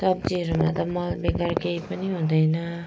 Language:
Nepali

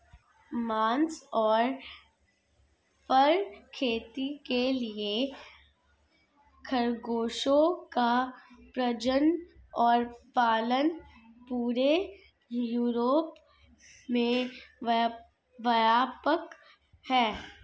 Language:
Hindi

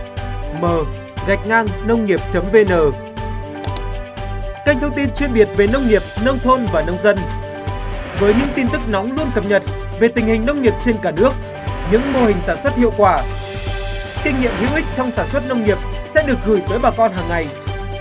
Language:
Vietnamese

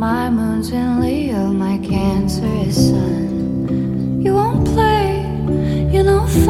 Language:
Greek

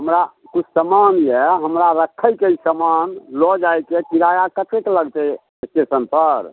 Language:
Maithili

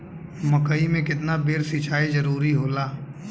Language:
Bhojpuri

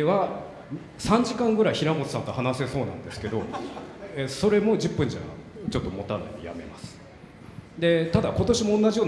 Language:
Japanese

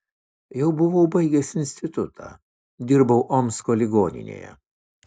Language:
Lithuanian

